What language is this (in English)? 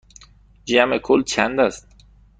Persian